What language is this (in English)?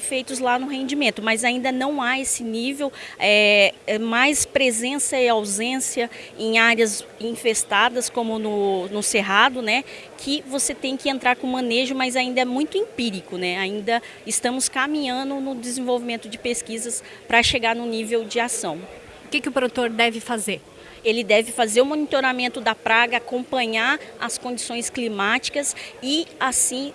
Portuguese